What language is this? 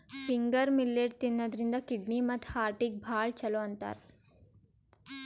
Kannada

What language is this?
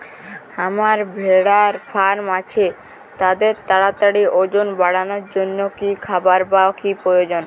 Bangla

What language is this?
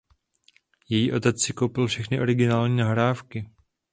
Czech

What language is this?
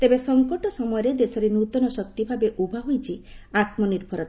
Odia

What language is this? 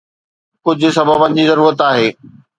Sindhi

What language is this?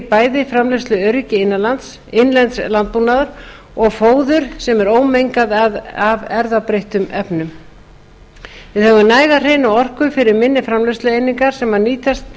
Icelandic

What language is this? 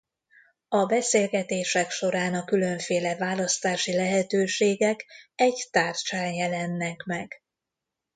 Hungarian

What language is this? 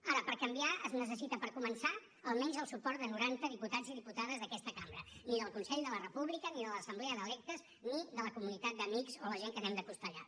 Catalan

